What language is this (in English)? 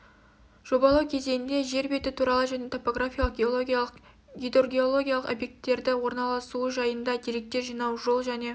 Kazakh